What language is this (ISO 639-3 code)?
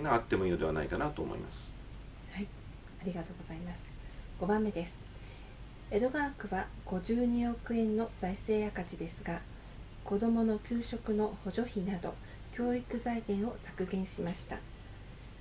jpn